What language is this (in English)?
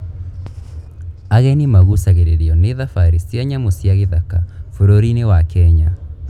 Kikuyu